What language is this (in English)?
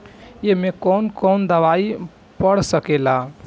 Bhojpuri